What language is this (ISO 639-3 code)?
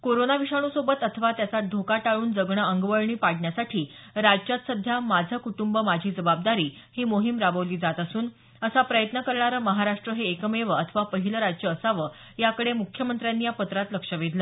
mar